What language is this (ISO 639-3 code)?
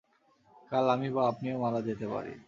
ben